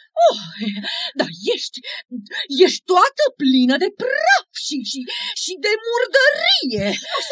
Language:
Romanian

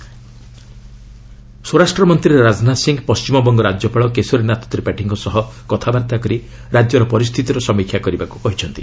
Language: Odia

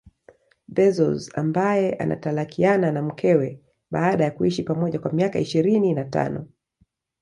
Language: Swahili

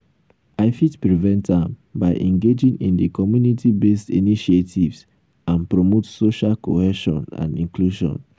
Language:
Nigerian Pidgin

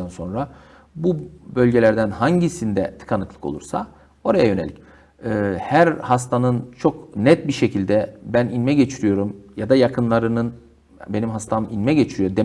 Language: Turkish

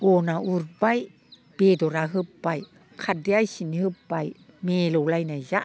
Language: Bodo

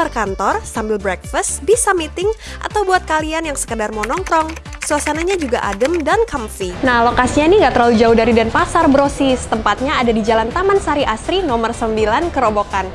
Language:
Indonesian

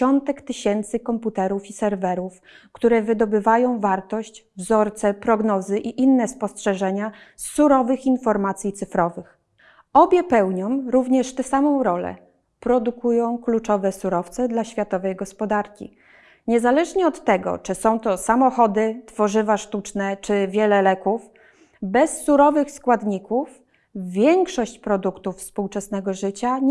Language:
Polish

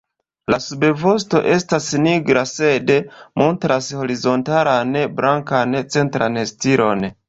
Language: Esperanto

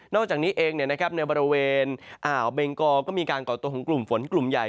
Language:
Thai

